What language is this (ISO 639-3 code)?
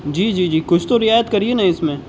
urd